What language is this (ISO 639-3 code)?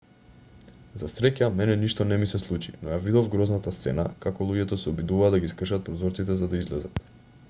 mkd